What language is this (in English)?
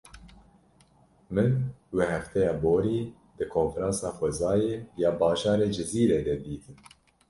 Kurdish